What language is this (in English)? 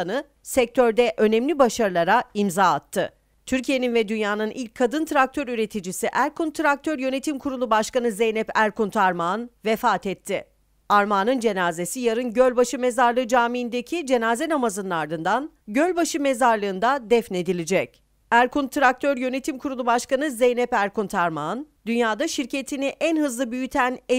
Turkish